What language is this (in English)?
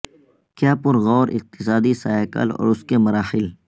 Urdu